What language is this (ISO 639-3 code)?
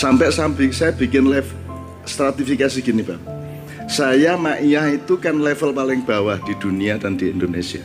ind